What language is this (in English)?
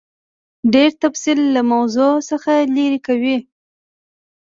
Pashto